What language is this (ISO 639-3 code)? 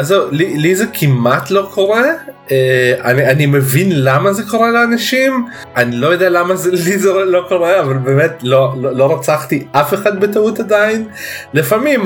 heb